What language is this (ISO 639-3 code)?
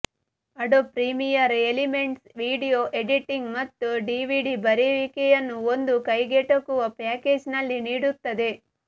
kan